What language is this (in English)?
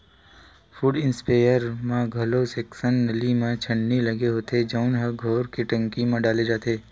Chhattisgarhi